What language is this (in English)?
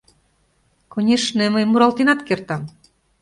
Mari